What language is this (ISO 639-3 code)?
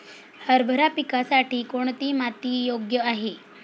mar